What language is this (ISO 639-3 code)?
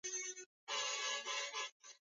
swa